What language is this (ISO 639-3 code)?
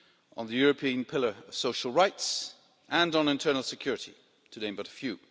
eng